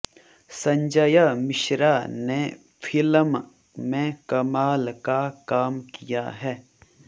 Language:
Hindi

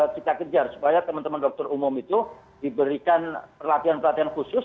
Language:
Indonesian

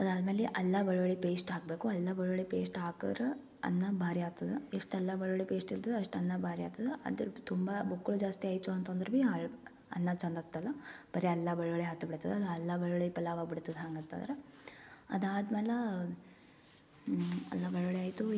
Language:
Kannada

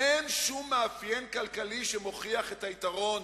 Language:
Hebrew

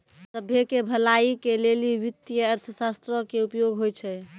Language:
Maithili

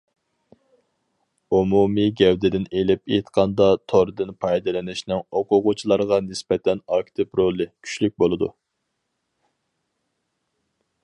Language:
Uyghur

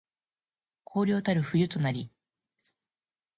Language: Japanese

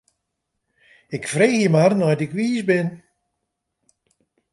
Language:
Western Frisian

